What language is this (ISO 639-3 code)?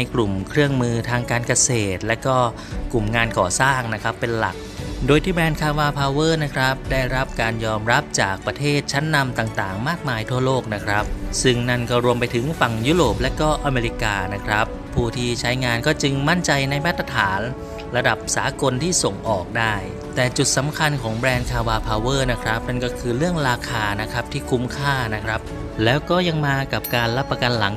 tha